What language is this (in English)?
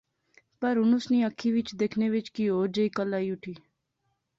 Pahari-Potwari